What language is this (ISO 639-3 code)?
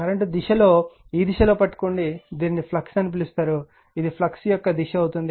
tel